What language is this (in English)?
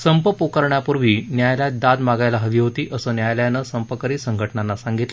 Marathi